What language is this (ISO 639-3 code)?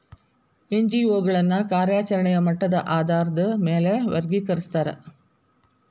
kan